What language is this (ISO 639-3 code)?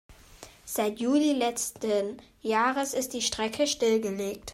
deu